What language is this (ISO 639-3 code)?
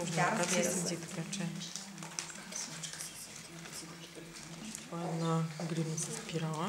bul